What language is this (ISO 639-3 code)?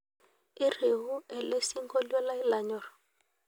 mas